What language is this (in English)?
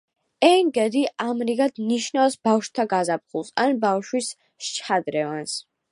Georgian